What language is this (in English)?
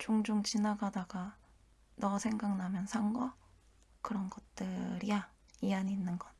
Korean